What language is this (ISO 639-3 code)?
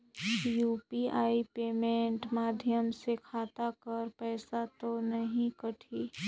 hne